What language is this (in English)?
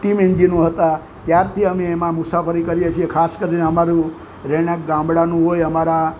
Gujarati